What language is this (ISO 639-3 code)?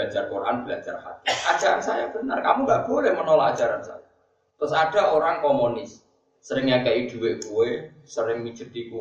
ind